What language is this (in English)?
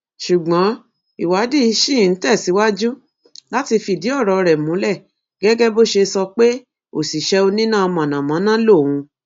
Yoruba